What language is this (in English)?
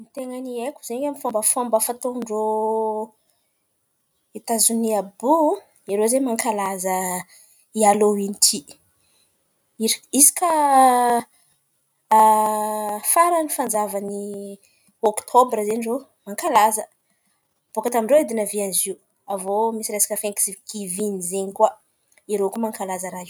Antankarana Malagasy